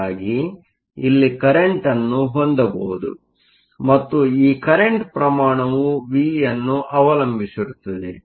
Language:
Kannada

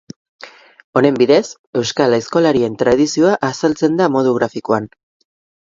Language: Basque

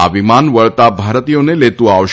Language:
Gujarati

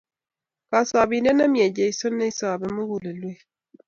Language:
Kalenjin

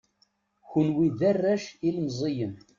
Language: Kabyle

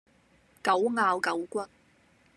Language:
Cantonese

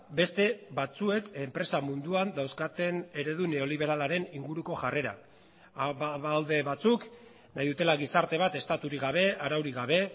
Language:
Basque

